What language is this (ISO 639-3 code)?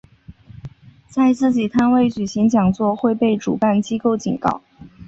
zho